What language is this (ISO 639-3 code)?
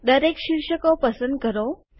guj